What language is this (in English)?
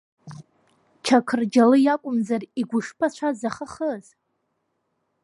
Abkhazian